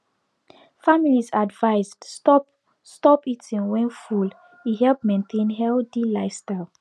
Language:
Nigerian Pidgin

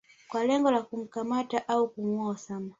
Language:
Swahili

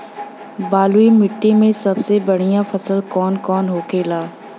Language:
Bhojpuri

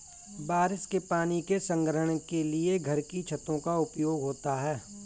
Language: Hindi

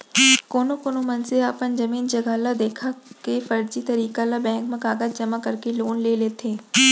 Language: Chhattisgarhi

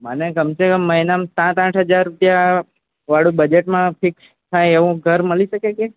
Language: Gujarati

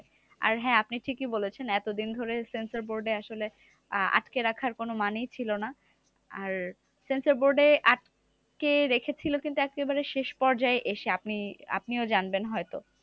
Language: Bangla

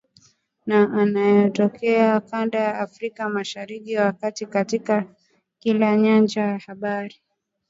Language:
Swahili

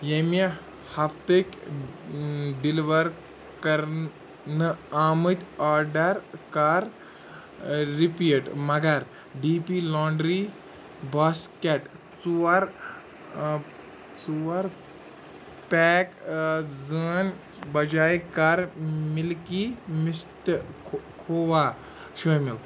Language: Kashmiri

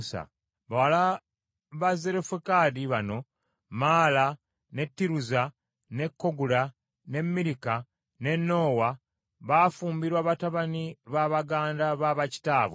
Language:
Ganda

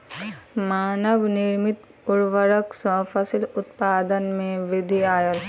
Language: Maithili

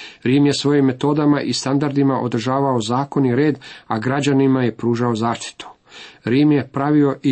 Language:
Croatian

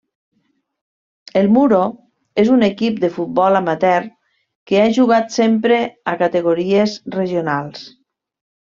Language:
Catalan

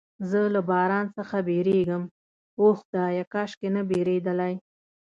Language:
Pashto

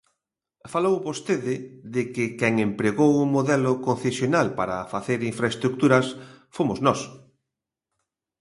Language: Galician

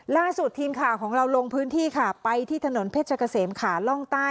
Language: Thai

